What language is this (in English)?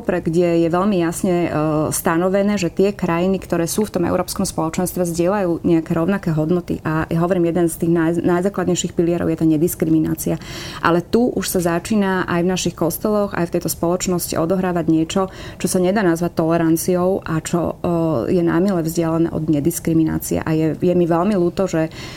Slovak